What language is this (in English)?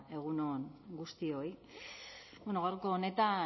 Basque